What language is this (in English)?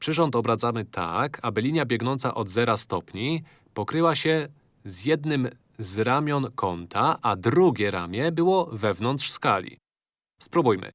Polish